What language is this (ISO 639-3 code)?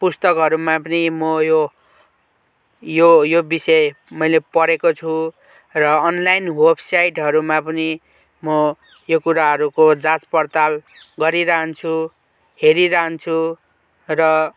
nep